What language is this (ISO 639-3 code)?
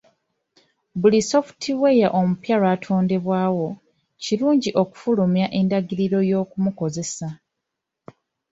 lug